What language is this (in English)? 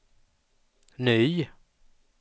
Swedish